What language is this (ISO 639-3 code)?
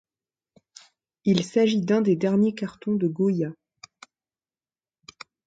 fra